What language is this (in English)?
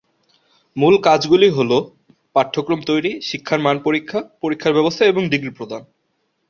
Bangla